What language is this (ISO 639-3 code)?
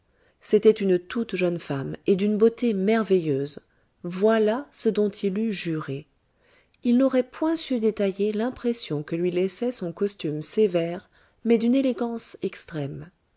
fra